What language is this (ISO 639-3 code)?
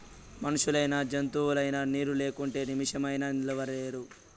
tel